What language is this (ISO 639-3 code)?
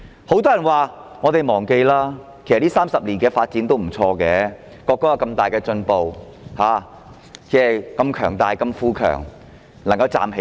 yue